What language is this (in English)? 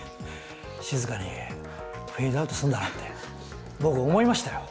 Japanese